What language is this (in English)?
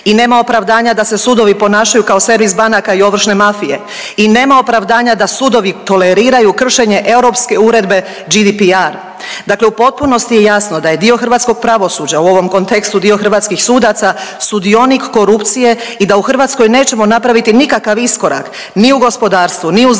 Croatian